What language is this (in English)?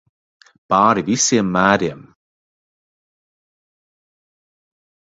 Latvian